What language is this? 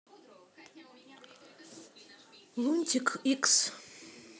Russian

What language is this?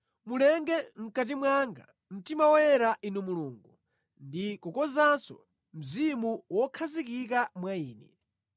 Nyanja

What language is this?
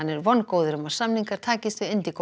Icelandic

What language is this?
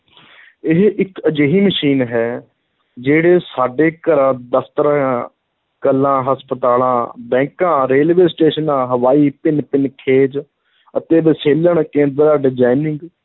Punjabi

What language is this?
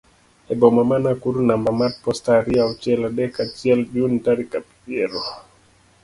Luo (Kenya and Tanzania)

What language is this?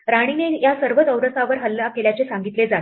Marathi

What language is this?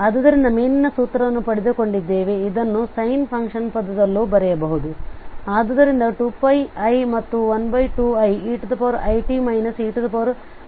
Kannada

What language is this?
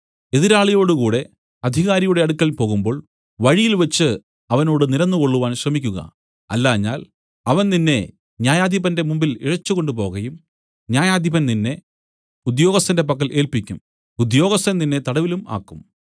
Malayalam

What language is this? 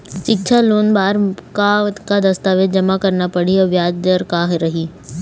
Chhattisgarhi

